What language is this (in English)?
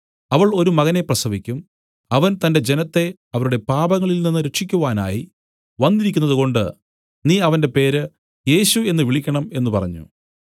Malayalam